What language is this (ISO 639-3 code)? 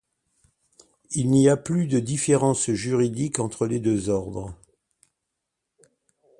fra